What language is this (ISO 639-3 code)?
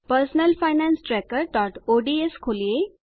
guj